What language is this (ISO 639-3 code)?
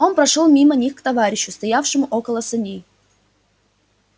rus